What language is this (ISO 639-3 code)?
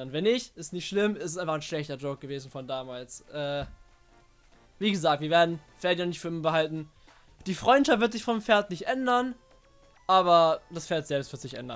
deu